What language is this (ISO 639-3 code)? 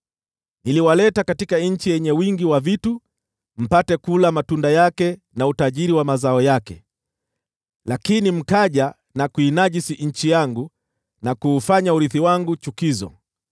swa